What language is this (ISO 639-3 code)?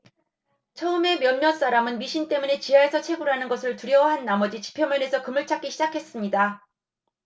kor